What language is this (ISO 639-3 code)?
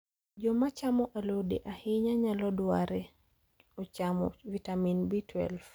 luo